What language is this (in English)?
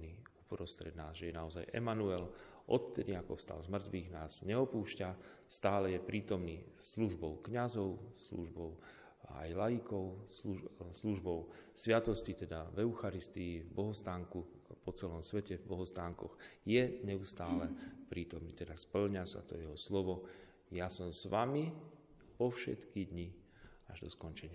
Slovak